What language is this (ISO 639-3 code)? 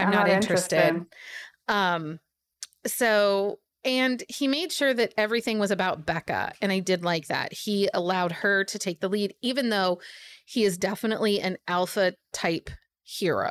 eng